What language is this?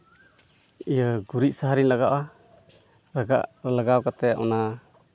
Santali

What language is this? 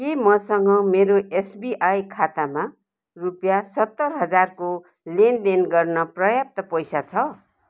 Nepali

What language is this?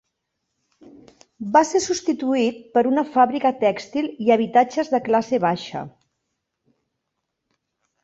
Catalan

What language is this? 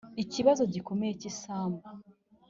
Kinyarwanda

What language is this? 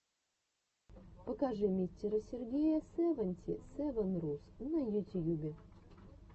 Russian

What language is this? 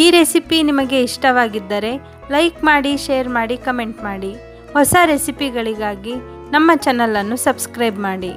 Kannada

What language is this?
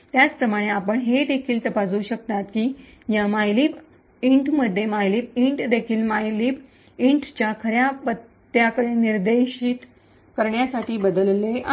Marathi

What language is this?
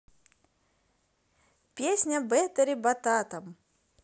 Russian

